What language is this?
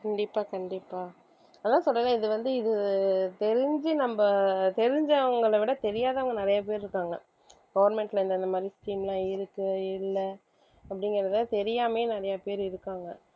Tamil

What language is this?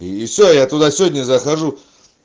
Russian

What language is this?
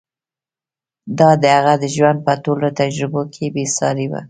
Pashto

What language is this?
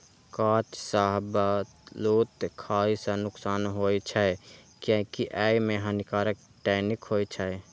Maithili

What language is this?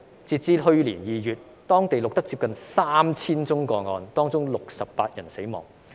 Cantonese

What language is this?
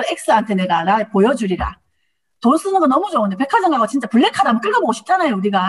Korean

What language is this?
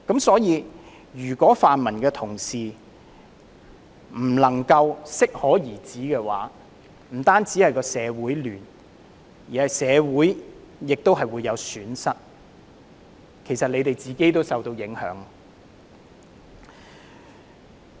Cantonese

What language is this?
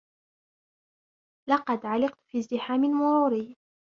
Arabic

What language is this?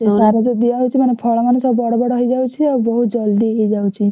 Odia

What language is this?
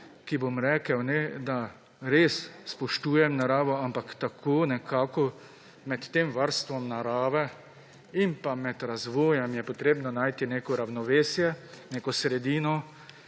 Slovenian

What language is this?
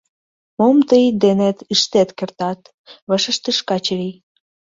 Mari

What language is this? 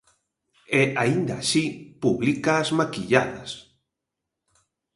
Galician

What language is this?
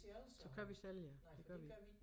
Danish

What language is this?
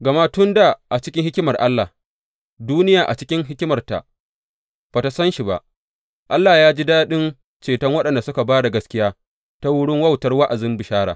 Hausa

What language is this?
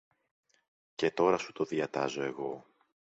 Greek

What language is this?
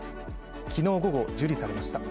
Japanese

